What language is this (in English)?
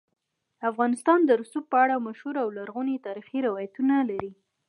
Pashto